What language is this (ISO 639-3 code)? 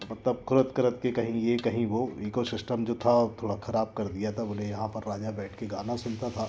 hin